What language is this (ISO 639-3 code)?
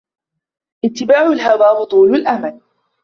ara